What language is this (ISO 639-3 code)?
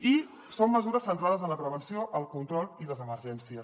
cat